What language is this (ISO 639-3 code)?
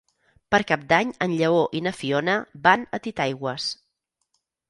cat